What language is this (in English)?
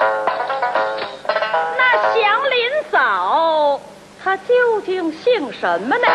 Chinese